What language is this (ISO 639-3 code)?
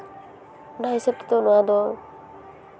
sat